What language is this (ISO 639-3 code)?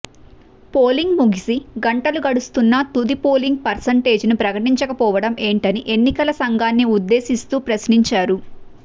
tel